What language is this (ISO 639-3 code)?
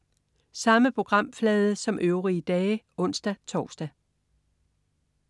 dan